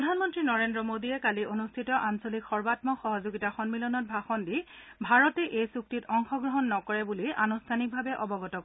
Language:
Assamese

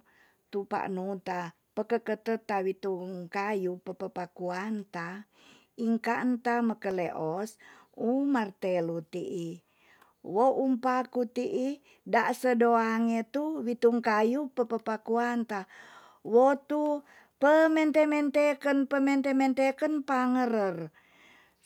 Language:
Tonsea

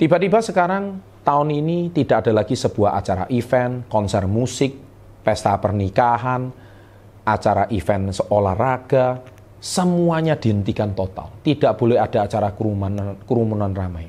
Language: Indonesian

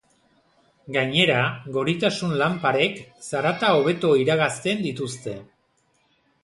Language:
Basque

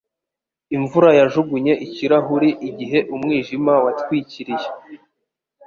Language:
Kinyarwanda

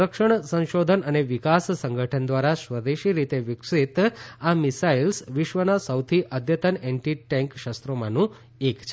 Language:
Gujarati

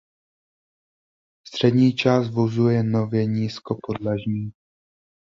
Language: Czech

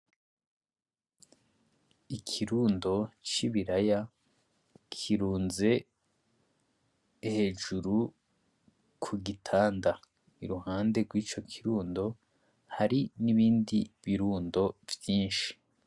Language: Rundi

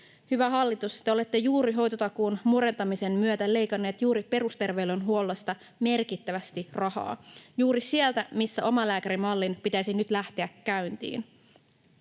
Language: Finnish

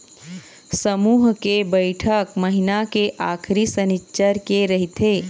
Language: Chhattisgarhi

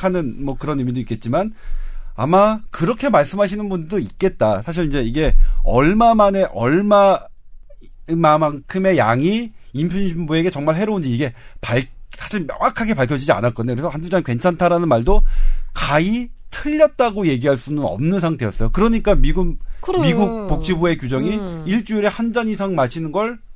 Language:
Korean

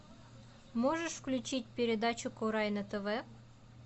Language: Russian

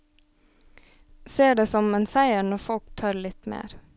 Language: Norwegian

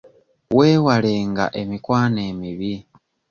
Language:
Ganda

